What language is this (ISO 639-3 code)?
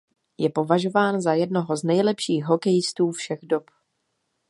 ces